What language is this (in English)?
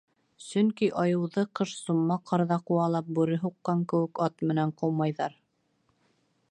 Bashkir